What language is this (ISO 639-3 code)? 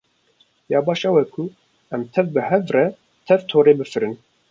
kur